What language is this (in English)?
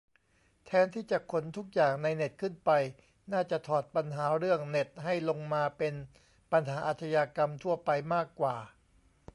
Thai